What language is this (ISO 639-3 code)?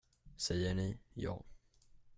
swe